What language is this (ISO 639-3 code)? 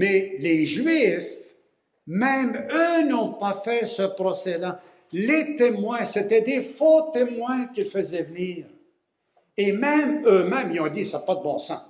fra